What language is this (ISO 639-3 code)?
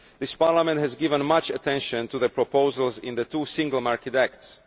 eng